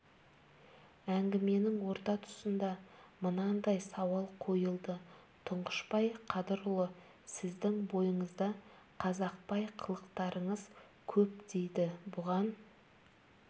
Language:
Kazakh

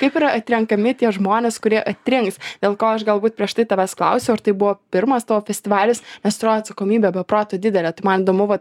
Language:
Lithuanian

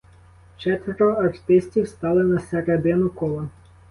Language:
Ukrainian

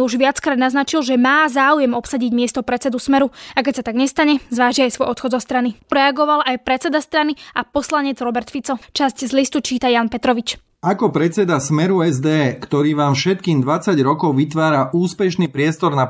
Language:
Slovak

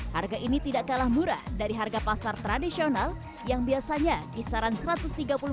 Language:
Indonesian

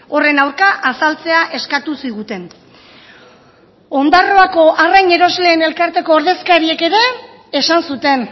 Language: Basque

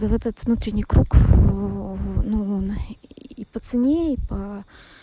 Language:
Russian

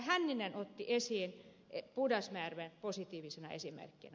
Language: Finnish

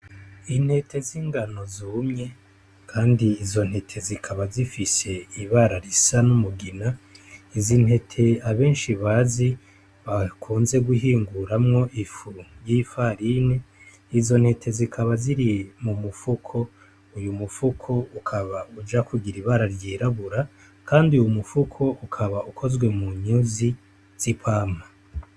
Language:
Rundi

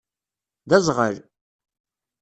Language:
Kabyle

